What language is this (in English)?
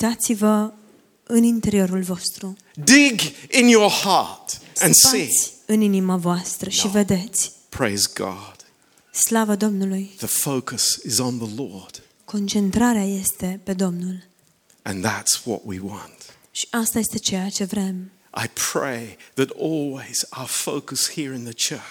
Romanian